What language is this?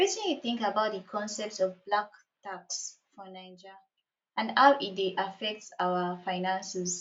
Nigerian Pidgin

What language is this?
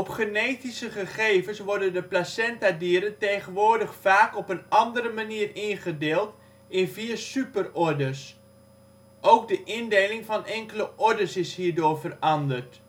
Dutch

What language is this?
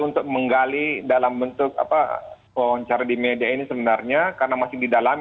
Indonesian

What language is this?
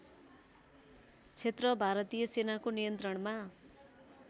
Nepali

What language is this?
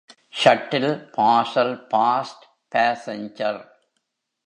Tamil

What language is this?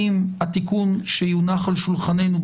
Hebrew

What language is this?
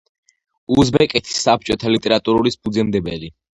Georgian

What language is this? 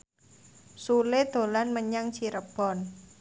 Javanese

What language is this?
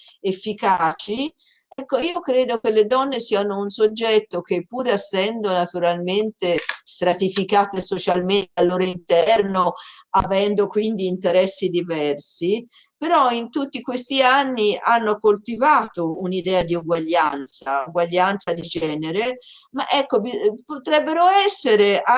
Italian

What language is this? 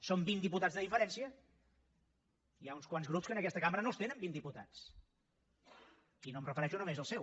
Catalan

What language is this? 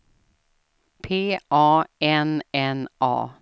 Swedish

